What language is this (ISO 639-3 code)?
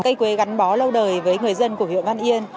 vie